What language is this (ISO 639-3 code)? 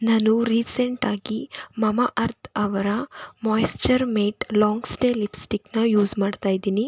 kan